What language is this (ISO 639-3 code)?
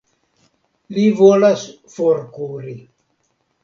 epo